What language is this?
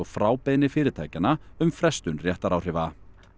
Icelandic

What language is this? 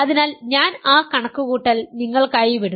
Malayalam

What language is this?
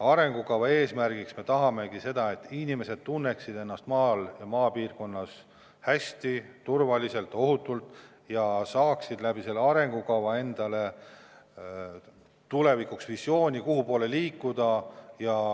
Estonian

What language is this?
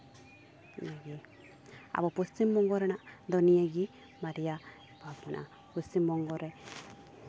Santali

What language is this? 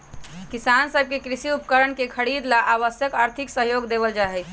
Magahi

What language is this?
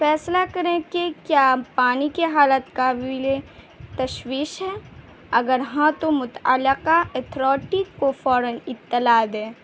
Urdu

